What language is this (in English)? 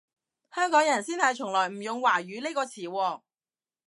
Cantonese